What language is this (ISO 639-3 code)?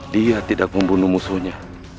ind